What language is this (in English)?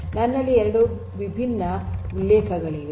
Kannada